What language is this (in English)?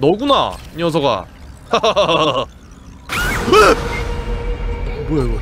Korean